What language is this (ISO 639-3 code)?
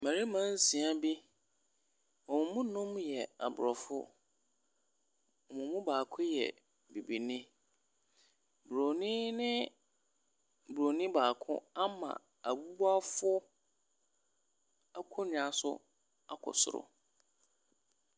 aka